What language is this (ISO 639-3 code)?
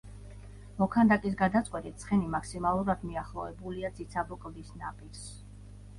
kat